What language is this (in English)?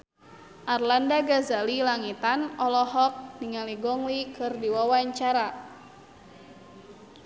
Sundanese